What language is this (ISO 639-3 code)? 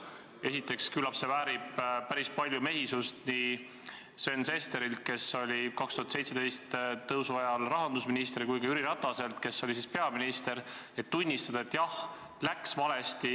est